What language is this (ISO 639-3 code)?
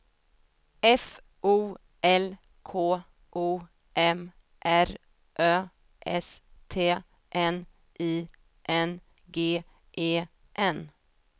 swe